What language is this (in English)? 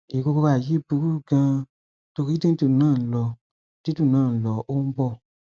Yoruba